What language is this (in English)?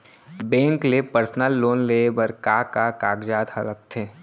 Chhattisgarhi